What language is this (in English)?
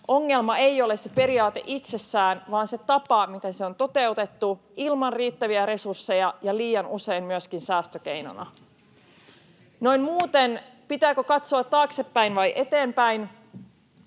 Finnish